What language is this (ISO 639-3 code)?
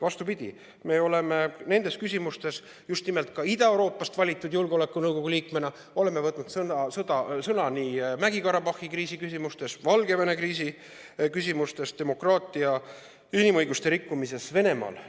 est